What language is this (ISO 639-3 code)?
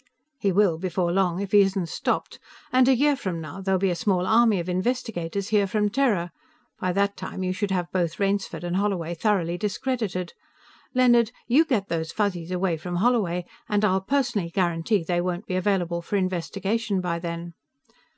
eng